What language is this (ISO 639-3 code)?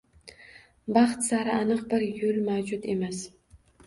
uzb